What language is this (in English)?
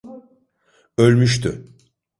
Turkish